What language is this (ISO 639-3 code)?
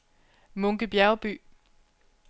dan